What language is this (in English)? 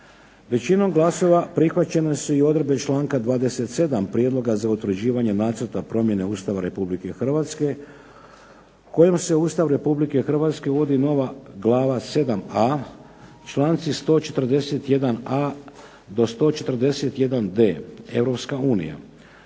Croatian